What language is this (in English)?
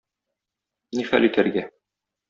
Tatar